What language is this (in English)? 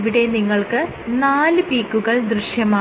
Malayalam